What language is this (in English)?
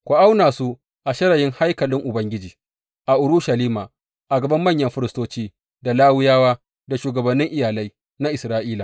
Hausa